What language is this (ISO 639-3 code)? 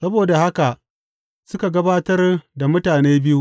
hau